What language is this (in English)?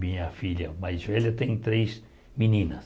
Portuguese